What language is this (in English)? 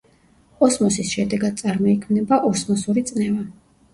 Georgian